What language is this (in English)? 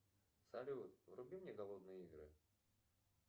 Russian